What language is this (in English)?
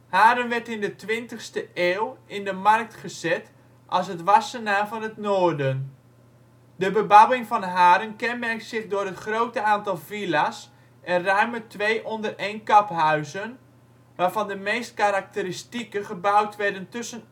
Dutch